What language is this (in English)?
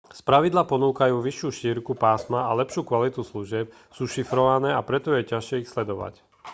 Slovak